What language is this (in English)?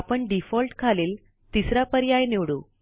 Marathi